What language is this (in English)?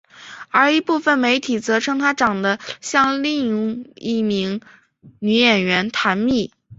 Chinese